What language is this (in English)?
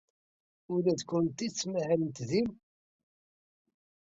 Kabyle